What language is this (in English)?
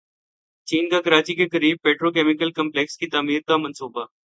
Urdu